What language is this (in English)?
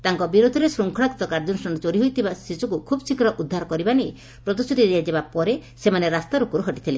Odia